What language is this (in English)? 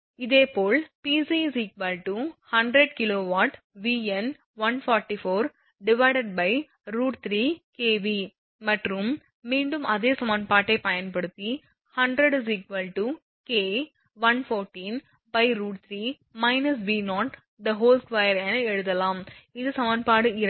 Tamil